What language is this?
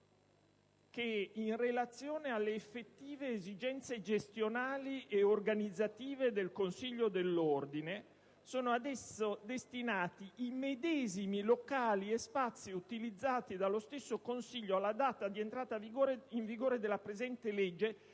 Italian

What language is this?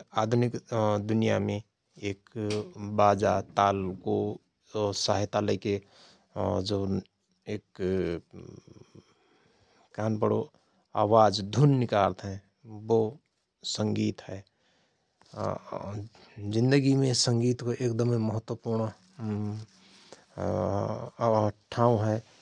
Rana Tharu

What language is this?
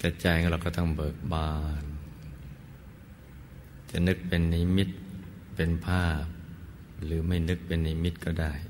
Thai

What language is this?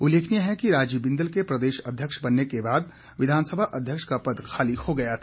Hindi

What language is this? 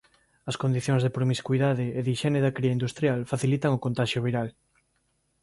Galician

